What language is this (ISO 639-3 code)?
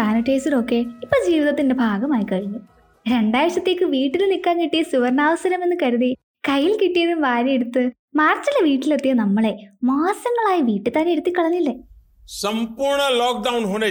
mal